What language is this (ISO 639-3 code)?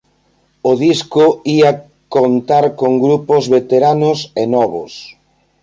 glg